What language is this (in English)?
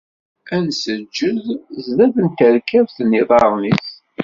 Kabyle